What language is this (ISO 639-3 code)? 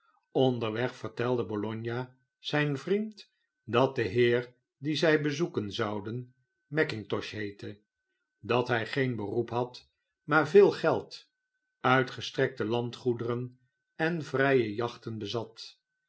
nld